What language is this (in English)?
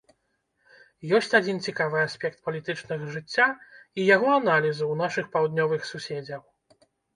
Belarusian